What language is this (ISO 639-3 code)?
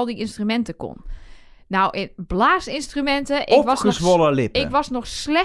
nld